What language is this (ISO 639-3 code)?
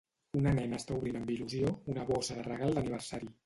cat